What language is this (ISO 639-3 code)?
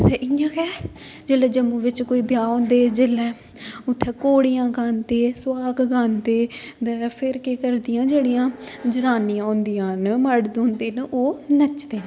doi